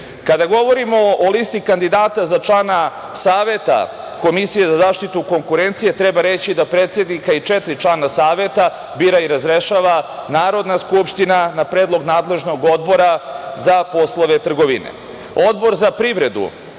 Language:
Serbian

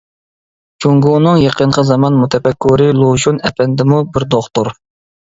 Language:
Uyghur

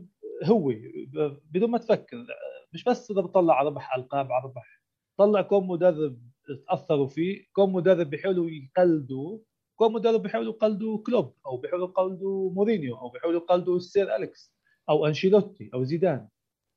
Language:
Arabic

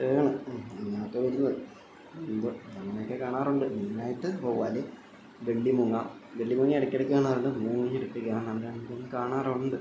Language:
Malayalam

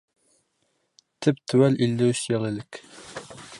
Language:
Bashkir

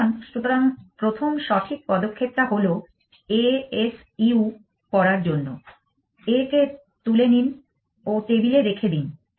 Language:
Bangla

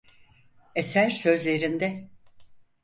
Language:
Turkish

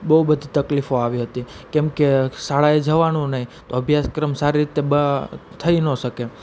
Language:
Gujarati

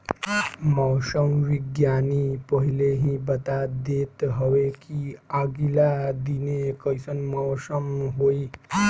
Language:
Bhojpuri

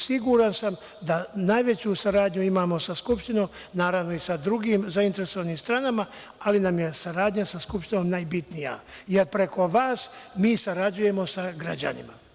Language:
Serbian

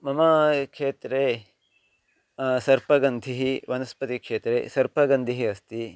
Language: Sanskrit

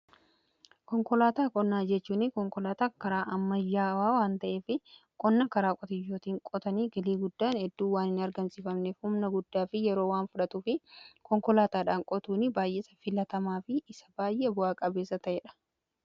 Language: Oromo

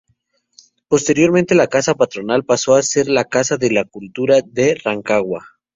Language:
Spanish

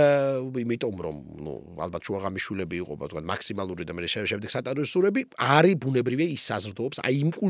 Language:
Romanian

